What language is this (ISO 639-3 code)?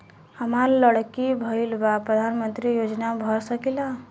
bho